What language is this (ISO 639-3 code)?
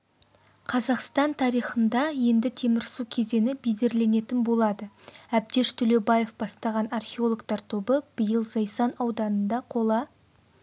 kaz